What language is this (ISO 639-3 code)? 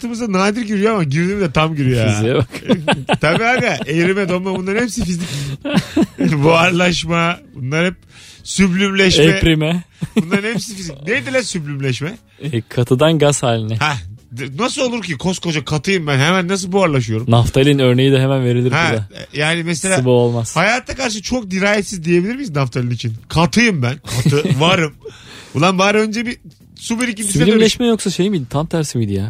tur